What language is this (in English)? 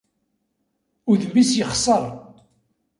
Kabyle